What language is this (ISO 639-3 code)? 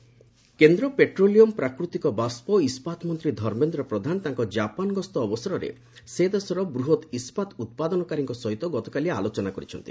ori